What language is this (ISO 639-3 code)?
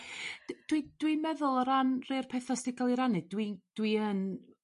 cym